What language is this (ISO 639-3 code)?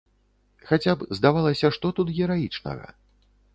bel